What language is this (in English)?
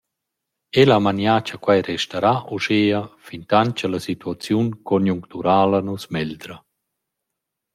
Romansh